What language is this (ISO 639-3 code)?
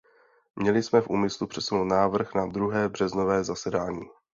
ces